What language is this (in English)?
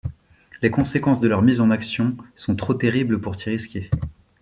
French